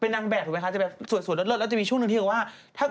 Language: Thai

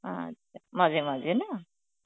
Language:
Bangla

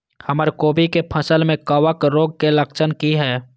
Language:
Maithili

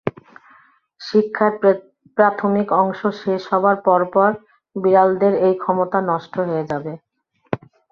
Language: Bangla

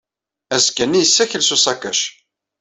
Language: Kabyle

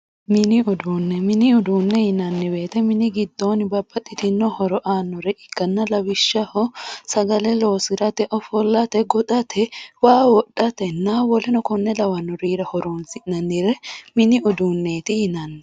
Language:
Sidamo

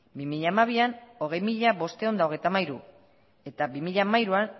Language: Basque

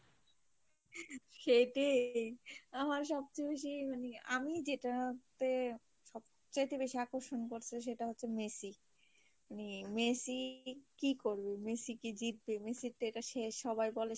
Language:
Bangla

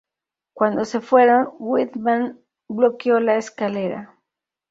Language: Spanish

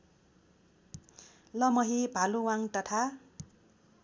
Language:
Nepali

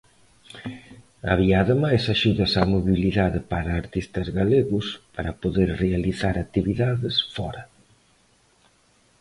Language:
Galician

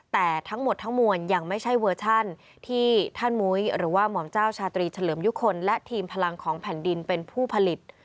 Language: Thai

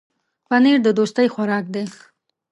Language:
Pashto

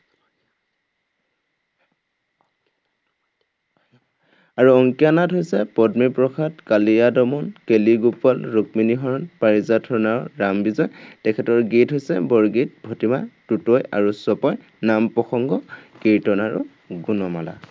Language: Assamese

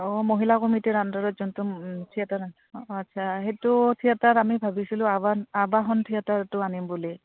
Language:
Assamese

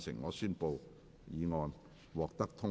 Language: Cantonese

